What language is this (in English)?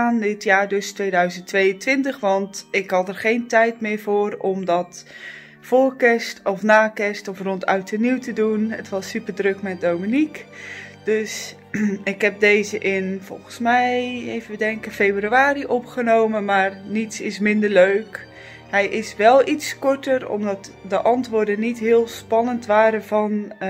Dutch